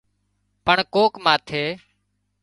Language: Wadiyara Koli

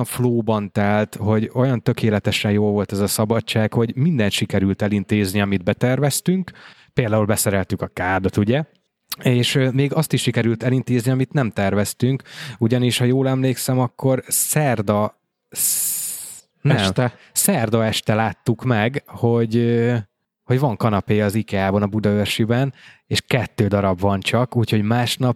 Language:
Hungarian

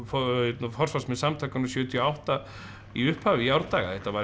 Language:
Icelandic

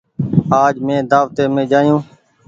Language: Goaria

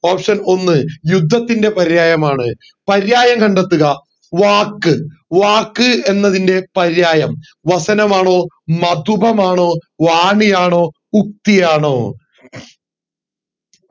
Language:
Malayalam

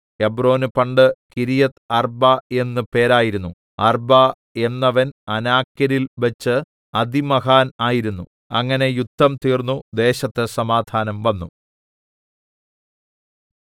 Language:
Malayalam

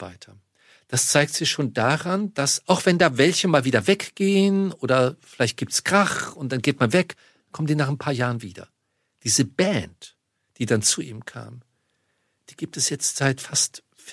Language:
German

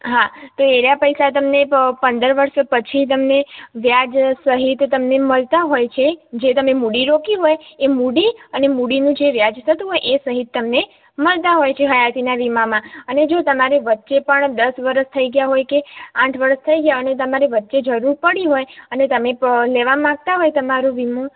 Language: Gujarati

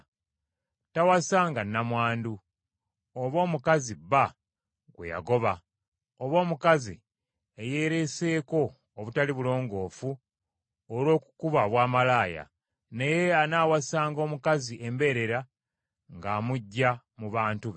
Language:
Ganda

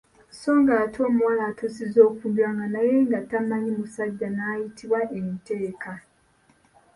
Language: Ganda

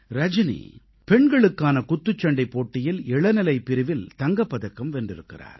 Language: Tamil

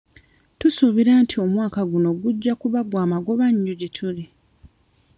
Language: Ganda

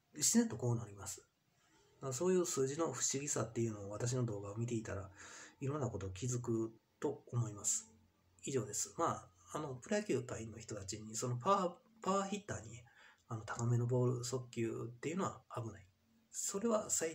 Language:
Japanese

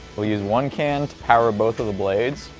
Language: English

